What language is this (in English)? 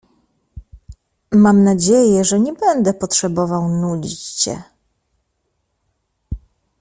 Polish